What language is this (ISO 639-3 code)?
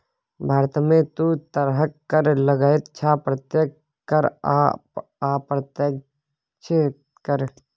mai